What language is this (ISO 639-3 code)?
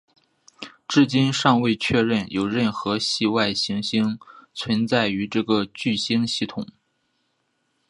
zho